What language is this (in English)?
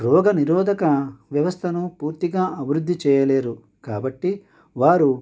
Telugu